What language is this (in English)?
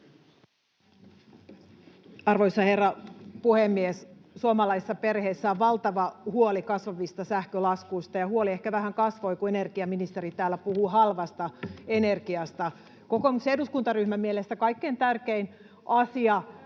Finnish